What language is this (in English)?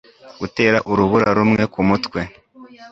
Kinyarwanda